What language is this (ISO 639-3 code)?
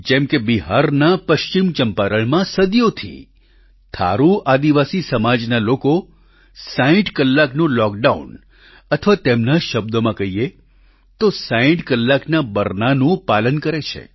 guj